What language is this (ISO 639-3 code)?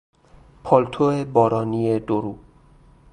fas